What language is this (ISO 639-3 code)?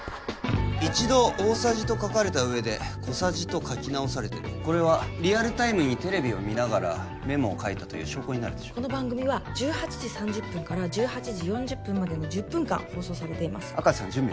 jpn